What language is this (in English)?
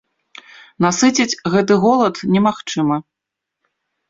Belarusian